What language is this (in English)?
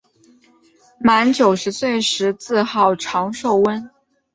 Chinese